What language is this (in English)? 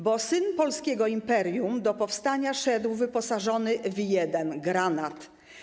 Polish